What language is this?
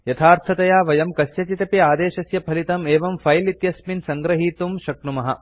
Sanskrit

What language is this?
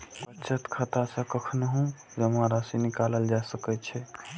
Maithili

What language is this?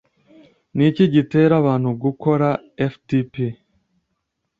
Kinyarwanda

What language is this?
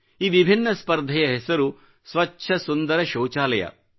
Kannada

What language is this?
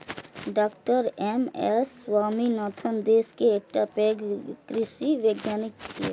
Maithili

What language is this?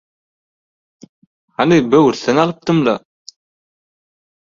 Turkmen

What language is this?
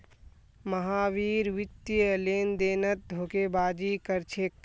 Magahi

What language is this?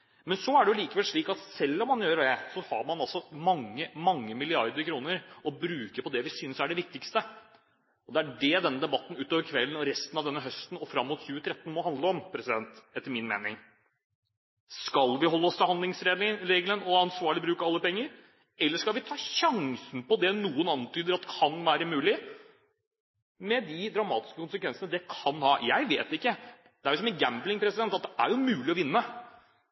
Norwegian Bokmål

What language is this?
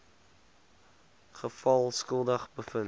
Afrikaans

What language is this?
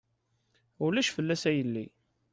Kabyle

